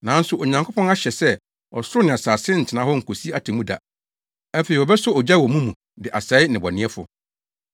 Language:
Akan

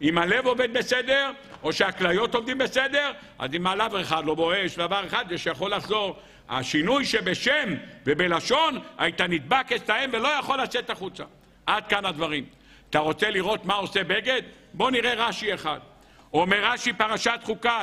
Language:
Hebrew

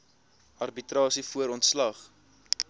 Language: Afrikaans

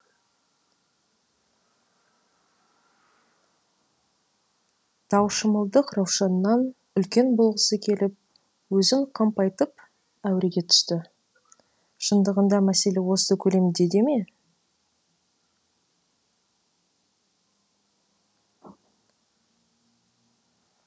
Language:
Kazakh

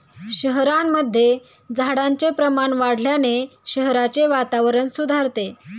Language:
Marathi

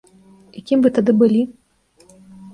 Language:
Belarusian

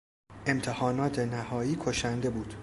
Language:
Persian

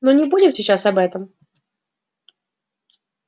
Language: Russian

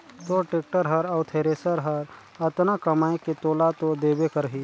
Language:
Chhattisgarhi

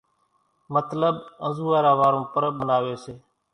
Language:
Kachi Koli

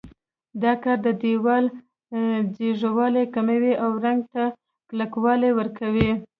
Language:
Pashto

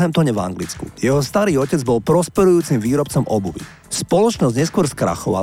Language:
Slovak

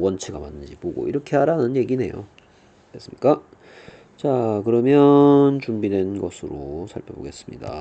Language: Korean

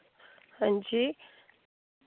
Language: Dogri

